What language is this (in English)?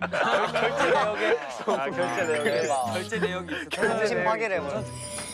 Korean